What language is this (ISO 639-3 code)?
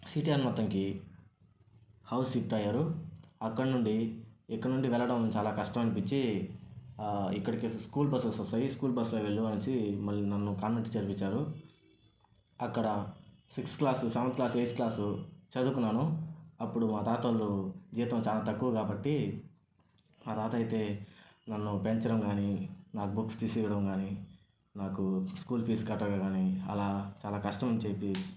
tel